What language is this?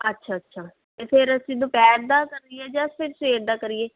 Punjabi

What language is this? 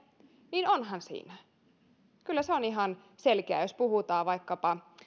Finnish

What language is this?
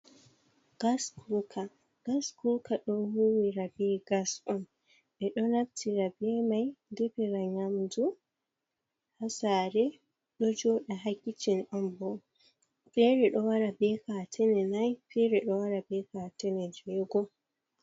Fula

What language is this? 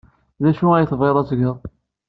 Kabyle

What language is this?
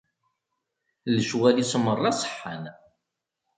Kabyle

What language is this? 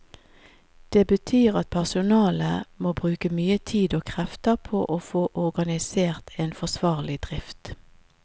Norwegian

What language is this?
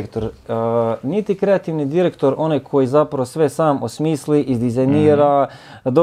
Croatian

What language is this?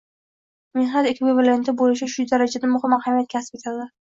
Uzbek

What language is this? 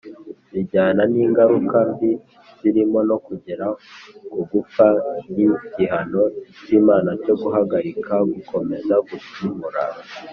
Kinyarwanda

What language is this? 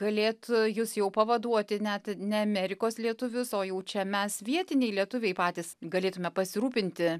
Lithuanian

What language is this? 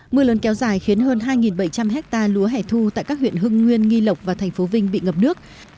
Vietnamese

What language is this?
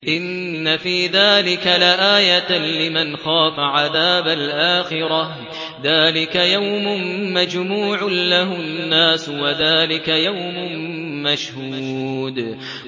Arabic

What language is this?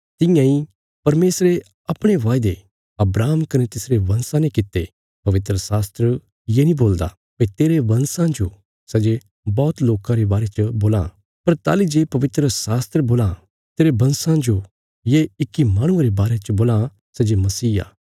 Bilaspuri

